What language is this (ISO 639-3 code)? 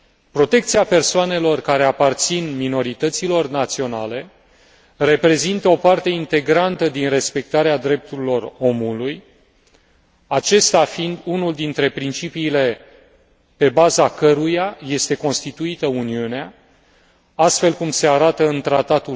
ron